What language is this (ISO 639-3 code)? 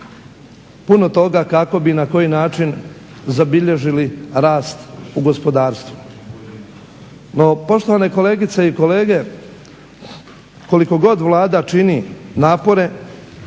hrv